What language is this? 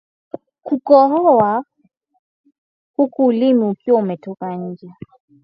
Swahili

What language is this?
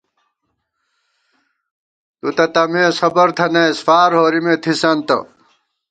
Gawar-Bati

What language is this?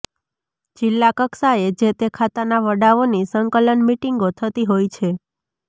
Gujarati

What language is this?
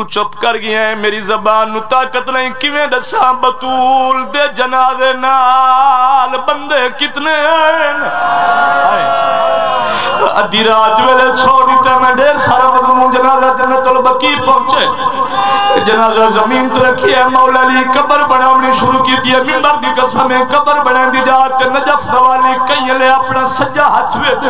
Arabic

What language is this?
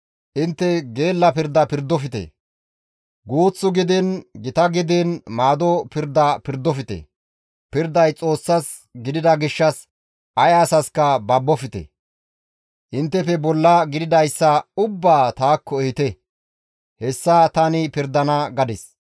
Gamo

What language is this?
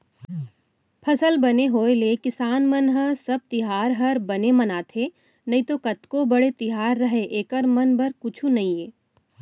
Chhattisgarhi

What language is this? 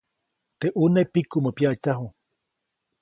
Copainalá Zoque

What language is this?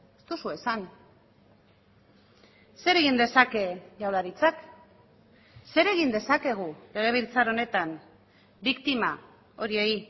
Basque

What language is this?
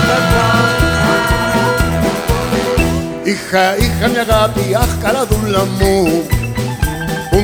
Greek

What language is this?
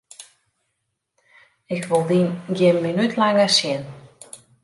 Western Frisian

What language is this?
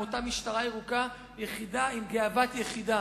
Hebrew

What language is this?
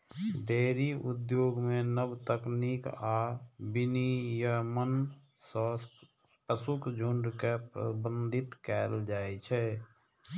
Maithili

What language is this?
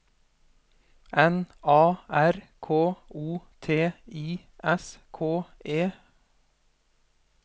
Norwegian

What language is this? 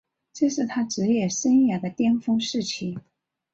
Chinese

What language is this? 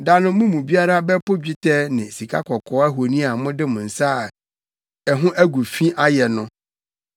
Akan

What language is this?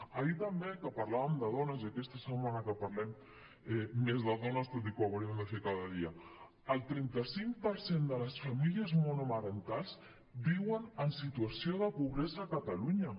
Catalan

